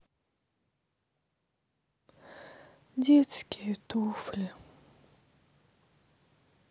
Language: Russian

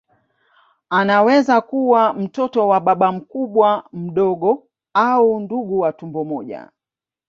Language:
Swahili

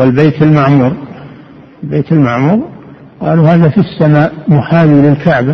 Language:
Arabic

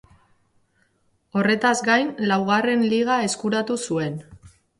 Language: Basque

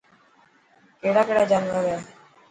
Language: Dhatki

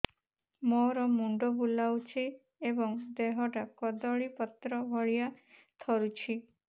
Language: Odia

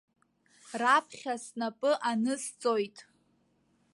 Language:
Abkhazian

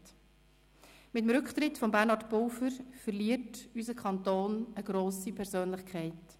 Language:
Swiss German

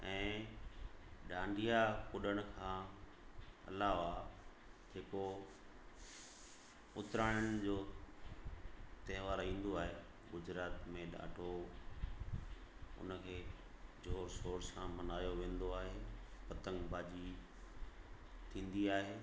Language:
Sindhi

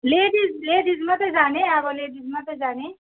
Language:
Nepali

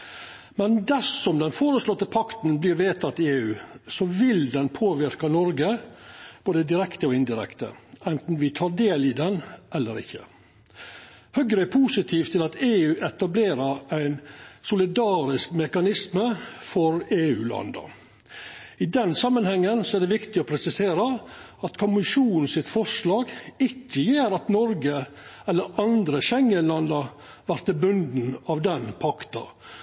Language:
Norwegian Nynorsk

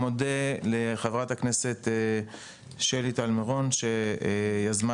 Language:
Hebrew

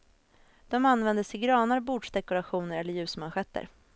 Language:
Swedish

